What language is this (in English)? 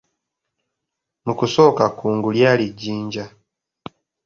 Ganda